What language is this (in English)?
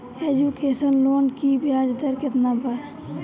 Bhojpuri